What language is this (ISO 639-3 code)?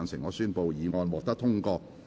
yue